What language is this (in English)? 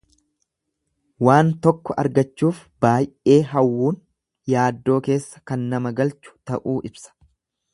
Oromo